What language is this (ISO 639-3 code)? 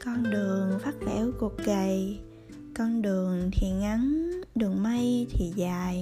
vie